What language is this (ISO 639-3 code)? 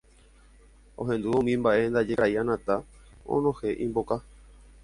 grn